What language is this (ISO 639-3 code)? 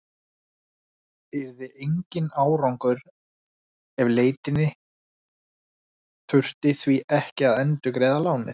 isl